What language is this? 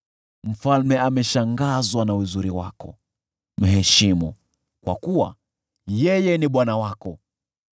Swahili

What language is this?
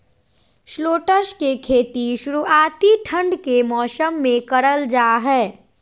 Magahi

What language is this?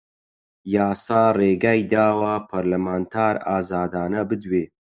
Central Kurdish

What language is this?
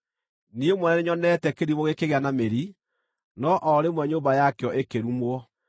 Kikuyu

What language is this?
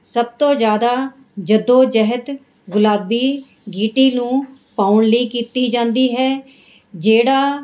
Punjabi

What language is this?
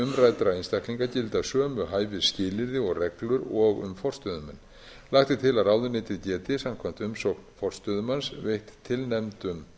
Icelandic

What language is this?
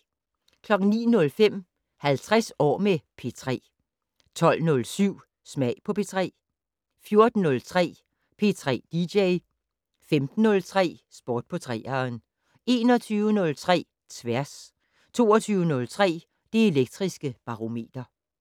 Danish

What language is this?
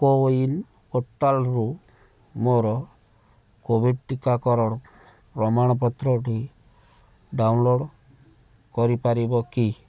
Odia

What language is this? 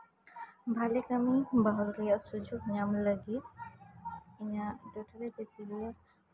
Santali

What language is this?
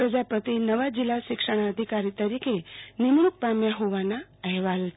Gujarati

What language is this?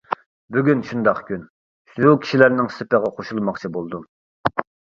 Uyghur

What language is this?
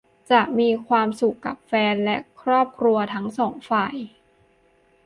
Thai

